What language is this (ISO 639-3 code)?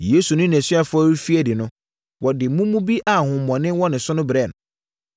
aka